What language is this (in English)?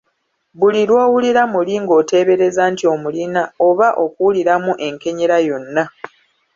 Ganda